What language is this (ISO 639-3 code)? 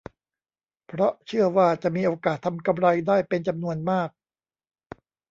tha